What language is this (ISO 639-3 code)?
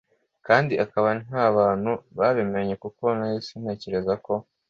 kin